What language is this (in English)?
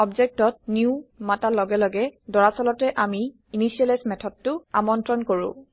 Assamese